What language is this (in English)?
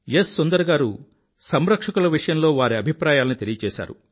Telugu